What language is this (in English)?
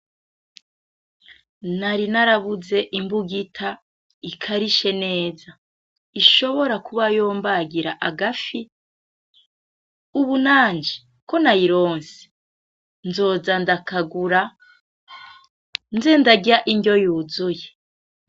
Rundi